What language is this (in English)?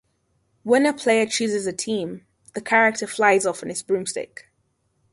English